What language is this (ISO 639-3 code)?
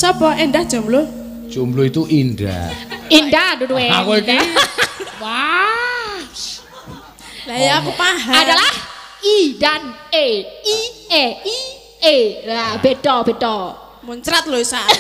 ind